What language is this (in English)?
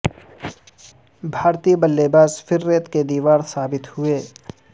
Urdu